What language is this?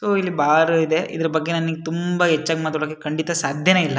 Kannada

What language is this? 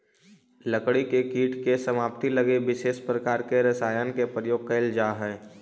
Magahi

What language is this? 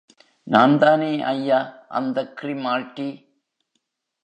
Tamil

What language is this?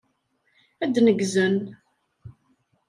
Kabyle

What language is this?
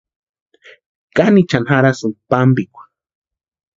Western Highland Purepecha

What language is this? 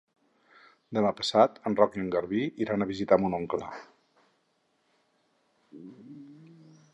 Catalan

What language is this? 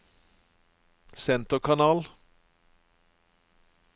Norwegian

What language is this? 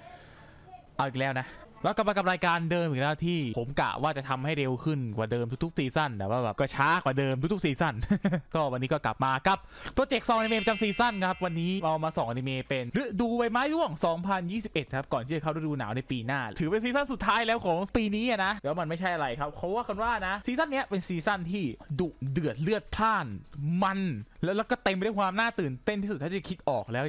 Thai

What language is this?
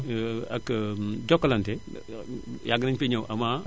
Wolof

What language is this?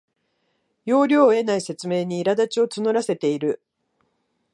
Japanese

